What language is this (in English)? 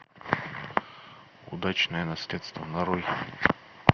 Russian